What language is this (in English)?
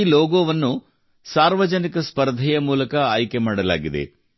Kannada